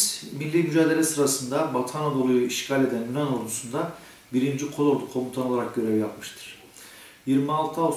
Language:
Turkish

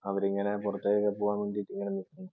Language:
Malayalam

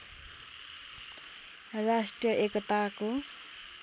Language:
Nepali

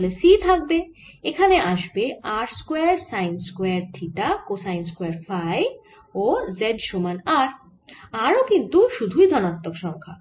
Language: Bangla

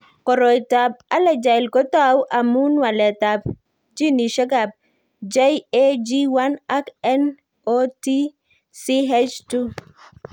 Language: Kalenjin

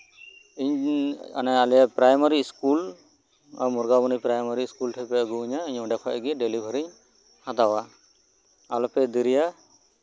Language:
Santali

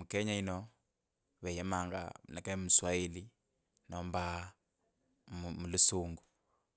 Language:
Kabras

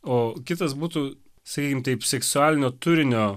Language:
Lithuanian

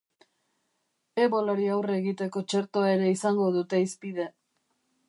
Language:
Basque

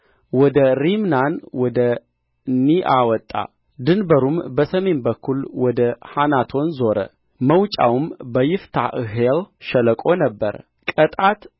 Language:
Amharic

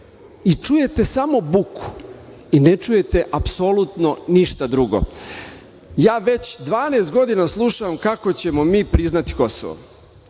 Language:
Serbian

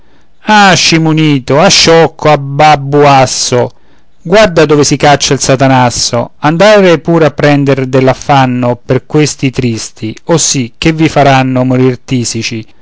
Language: Italian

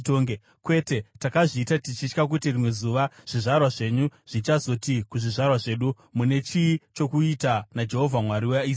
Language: Shona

